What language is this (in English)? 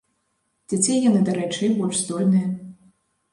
Belarusian